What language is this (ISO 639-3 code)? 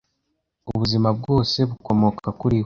kin